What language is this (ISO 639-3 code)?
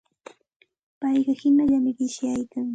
qxt